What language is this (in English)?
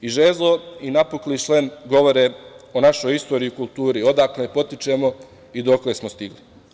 Serbian